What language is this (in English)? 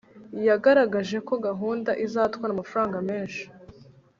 Kinyarwanda